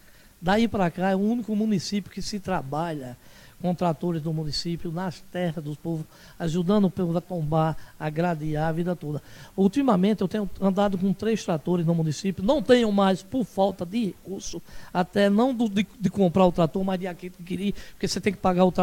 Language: Portuguese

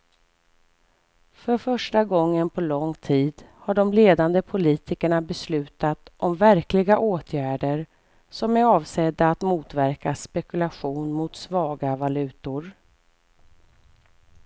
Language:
Swedish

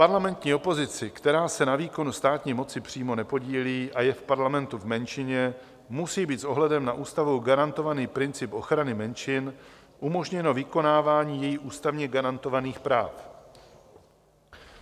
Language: Czech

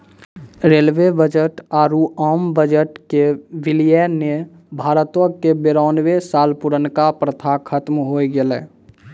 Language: Maithili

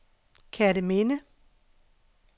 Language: Danish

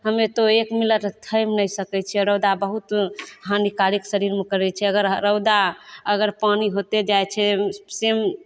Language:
Maithili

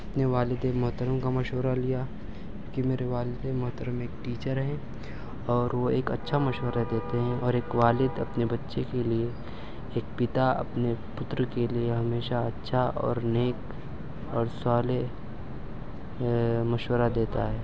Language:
Urdu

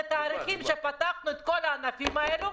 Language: Hebrew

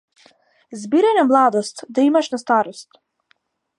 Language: Macedonian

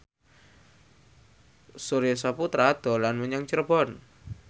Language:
Javanese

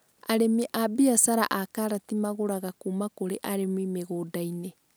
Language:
Kikuyu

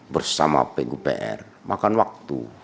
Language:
Indonesian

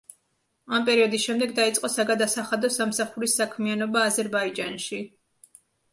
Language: Georgian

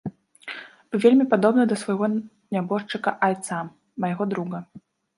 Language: Belarusian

